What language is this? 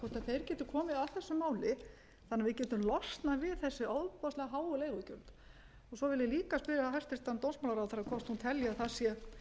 Icelandic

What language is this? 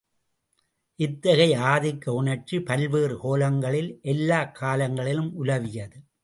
Tamil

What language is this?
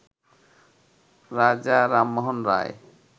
Bangla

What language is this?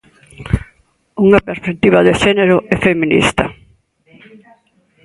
Galician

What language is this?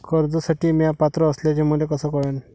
Marathi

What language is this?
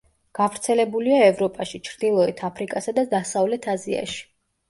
Georgian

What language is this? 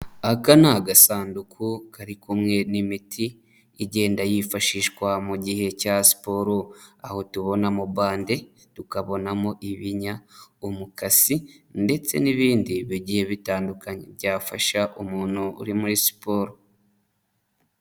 Kinyarwanda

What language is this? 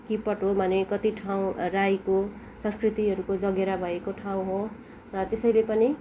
Nepali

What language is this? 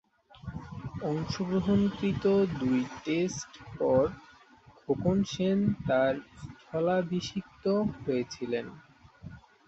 Bangla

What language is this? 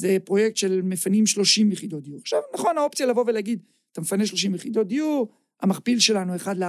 Hebrew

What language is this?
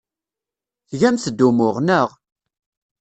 Kabyle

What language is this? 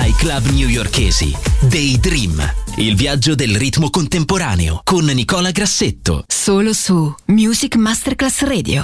Italian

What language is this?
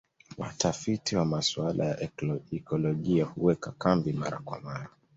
Swahili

